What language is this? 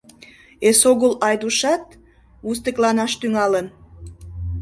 Mari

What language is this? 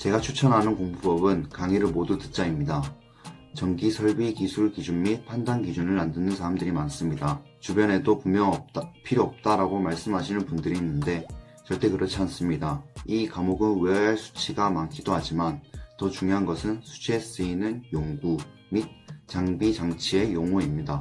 Korean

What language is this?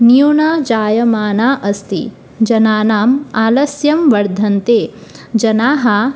Sanskrit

